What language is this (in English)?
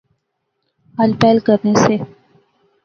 Pahari-Potwari